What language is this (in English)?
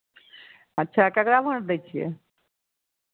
Maithili